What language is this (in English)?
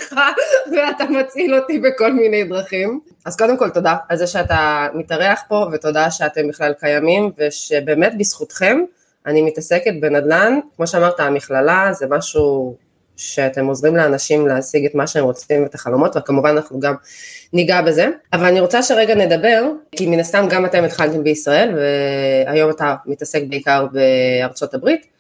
Hebrew